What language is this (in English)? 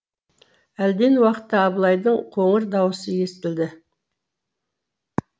Kazakh